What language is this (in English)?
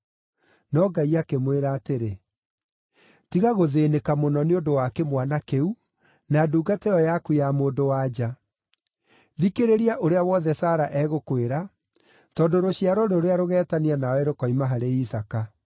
Kikuyu